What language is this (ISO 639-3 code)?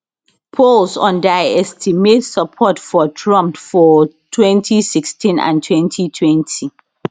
pcm